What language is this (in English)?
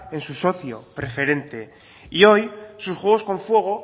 Spanish